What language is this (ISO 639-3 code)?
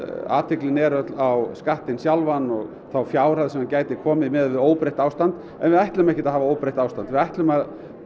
isl